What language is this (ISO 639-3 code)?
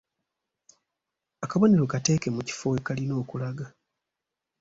lug